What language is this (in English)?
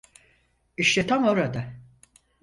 Turkish